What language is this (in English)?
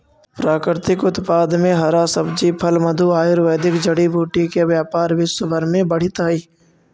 Magahi